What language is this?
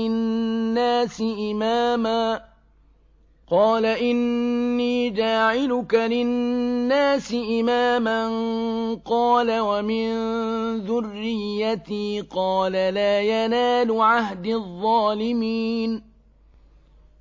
Arabic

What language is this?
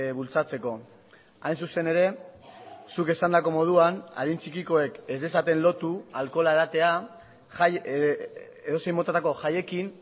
Basque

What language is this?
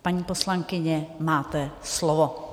Czech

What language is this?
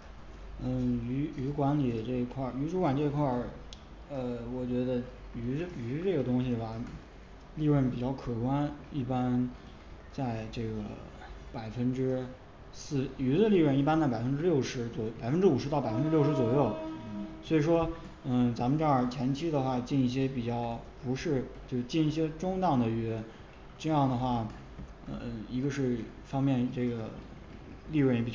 Chinese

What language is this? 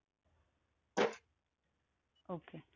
Marathi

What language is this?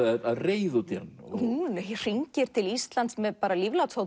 Icelandic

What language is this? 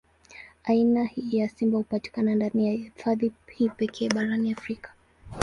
Swahili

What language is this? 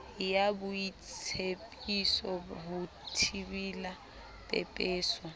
Southern Sotho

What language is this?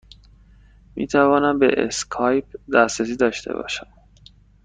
Persian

